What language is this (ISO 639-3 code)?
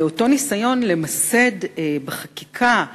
heb